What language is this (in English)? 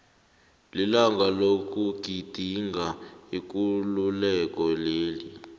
South Ndebele